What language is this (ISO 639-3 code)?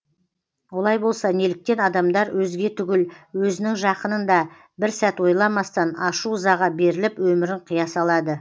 kaz